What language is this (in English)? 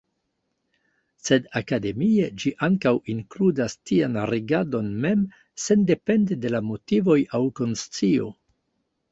Esperanto